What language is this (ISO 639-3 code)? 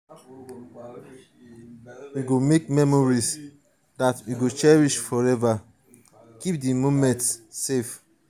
pcm